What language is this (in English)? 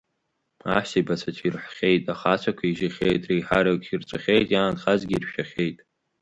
Abkhazian